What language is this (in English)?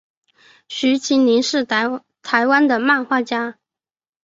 Chinese